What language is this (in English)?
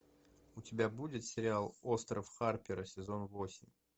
Russian